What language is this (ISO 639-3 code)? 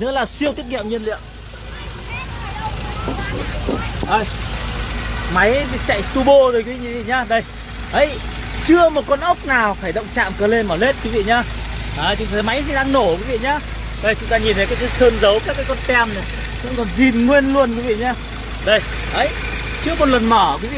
vie